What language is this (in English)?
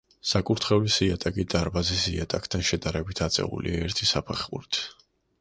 Georgian